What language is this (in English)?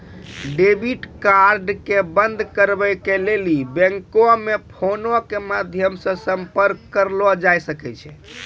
Maithili